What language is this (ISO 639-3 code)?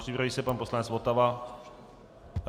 ces